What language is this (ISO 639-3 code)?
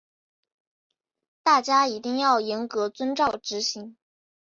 zho